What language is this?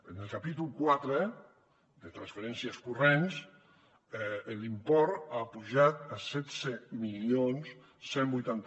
Catalan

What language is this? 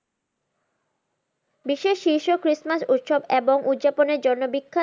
Bangla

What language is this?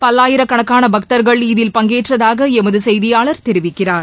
Tamil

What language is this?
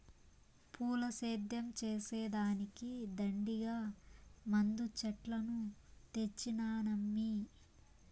Telugu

